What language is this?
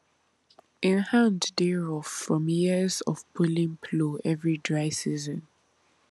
Nigerian Pidgin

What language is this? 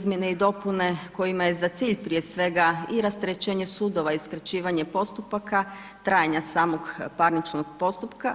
Croatian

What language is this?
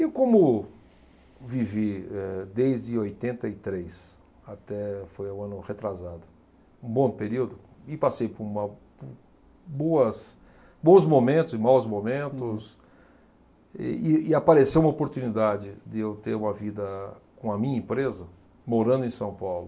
Portuguese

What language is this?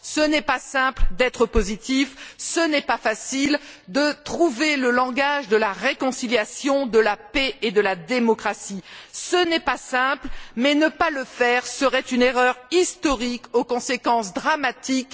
French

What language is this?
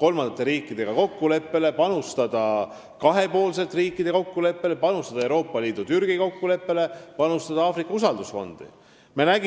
Estonian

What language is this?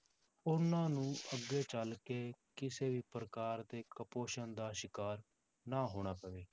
Punjabi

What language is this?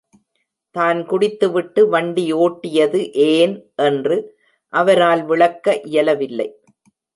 Tamil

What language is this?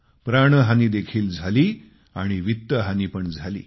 Marathi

